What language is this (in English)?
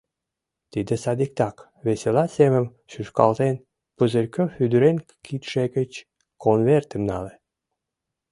Mari